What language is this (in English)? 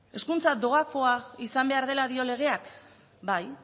Basque